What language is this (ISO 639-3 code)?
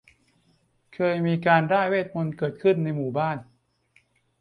tha